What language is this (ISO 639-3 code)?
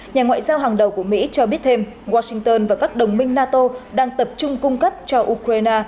vie